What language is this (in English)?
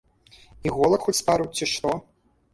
Belarusian